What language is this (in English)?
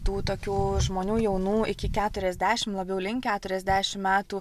Lithuanian